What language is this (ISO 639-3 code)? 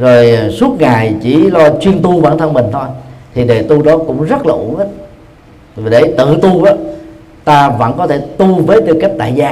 vie